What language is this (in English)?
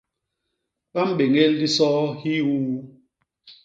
Basaa